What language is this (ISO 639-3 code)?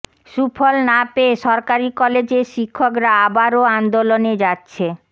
ben